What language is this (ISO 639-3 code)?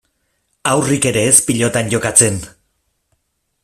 eus